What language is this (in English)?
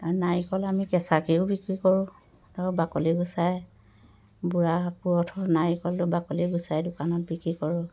Assamese